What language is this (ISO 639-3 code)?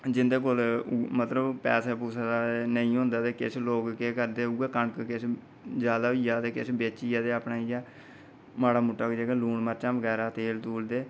doi